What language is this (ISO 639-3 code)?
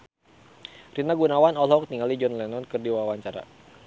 sun